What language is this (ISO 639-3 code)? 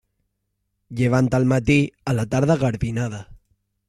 cat